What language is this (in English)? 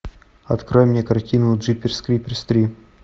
Russian